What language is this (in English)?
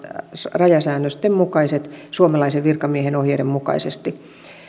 Finnish